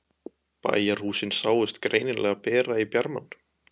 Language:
Icelandic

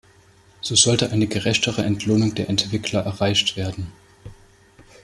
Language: German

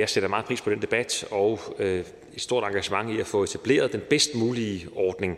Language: Danish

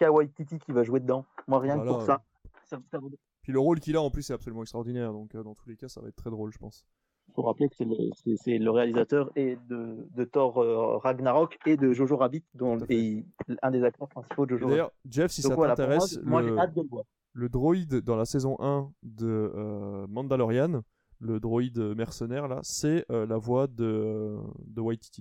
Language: French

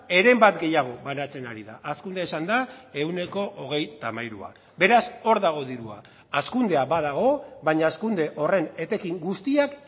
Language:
Basque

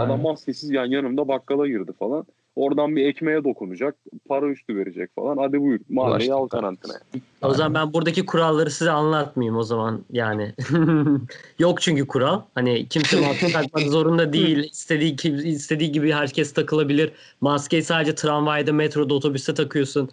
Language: Turkish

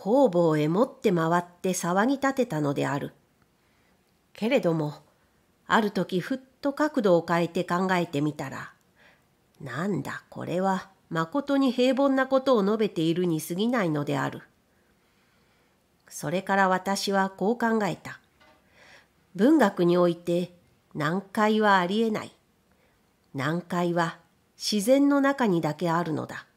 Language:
Japanese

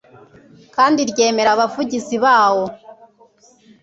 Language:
Kinyarwanda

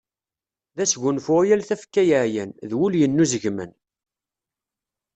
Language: Kabyle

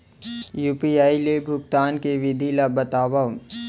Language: Chhattisgarhi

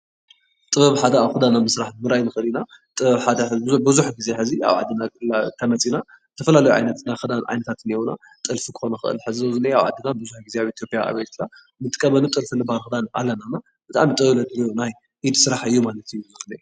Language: Tigrinya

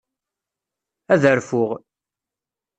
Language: Kabyle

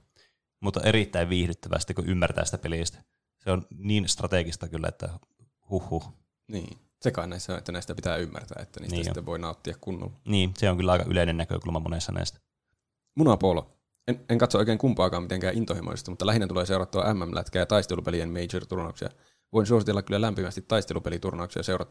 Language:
Finnish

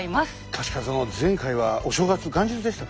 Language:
Japanese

